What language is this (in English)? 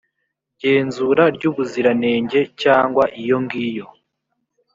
Kinyarwanda